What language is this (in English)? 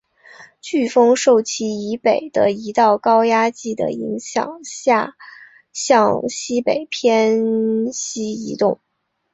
Chinese